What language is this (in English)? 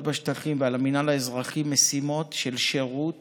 Hebrew